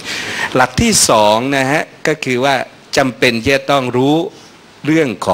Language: Thai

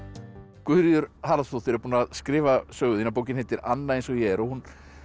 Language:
Icelandic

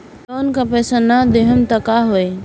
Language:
Bhojpuri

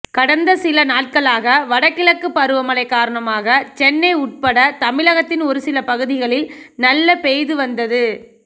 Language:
Tamil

